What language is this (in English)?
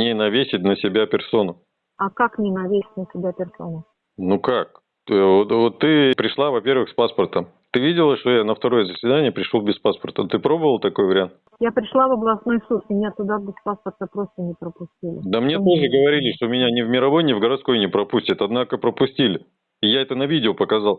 Russian